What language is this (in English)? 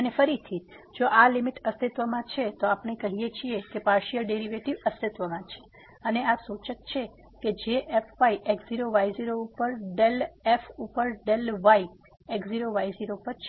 Gujarati